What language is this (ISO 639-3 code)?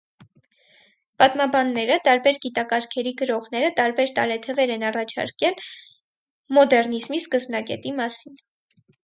hye